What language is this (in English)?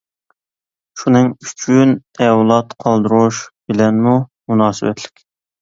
Uyghur